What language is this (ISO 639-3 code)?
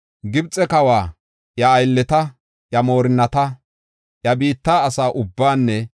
gof